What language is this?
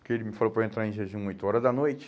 Portuguese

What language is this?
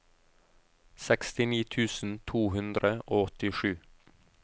Norwegian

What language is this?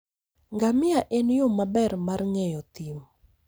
Luo (Kenya and Tanzania)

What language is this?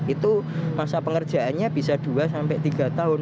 Indonesian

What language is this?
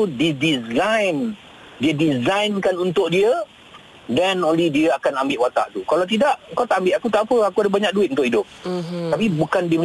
Malay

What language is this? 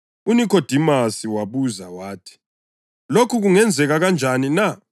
North Ndebele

